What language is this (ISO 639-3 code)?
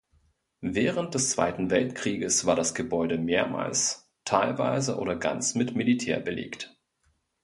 deu